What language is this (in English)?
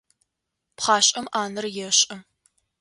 Adyghe